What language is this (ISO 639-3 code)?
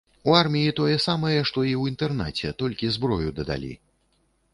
bel